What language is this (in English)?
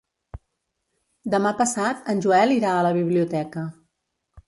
Catalan